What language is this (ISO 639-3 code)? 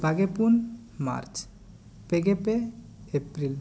sat